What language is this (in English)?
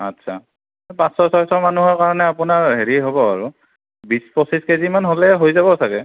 Assamese